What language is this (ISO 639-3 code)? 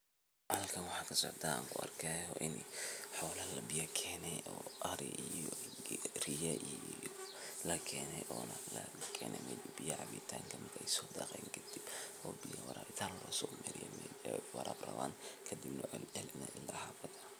som